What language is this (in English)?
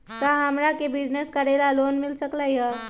Magahi